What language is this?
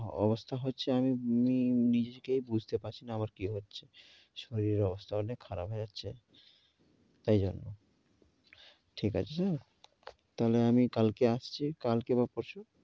Bangla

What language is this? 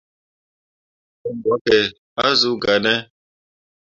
Mundang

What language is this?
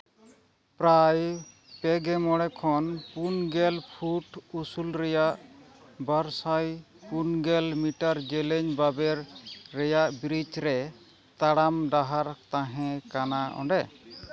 Santali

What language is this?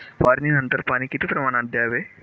Marathi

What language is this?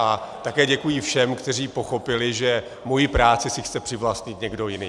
Czech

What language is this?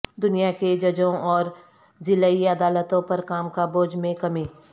Urdu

